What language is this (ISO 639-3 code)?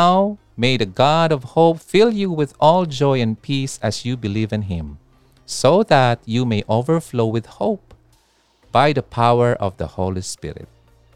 fil